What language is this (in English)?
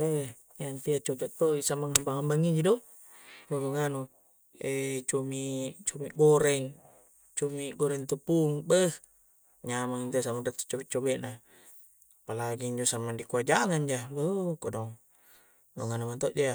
Coastal Konjo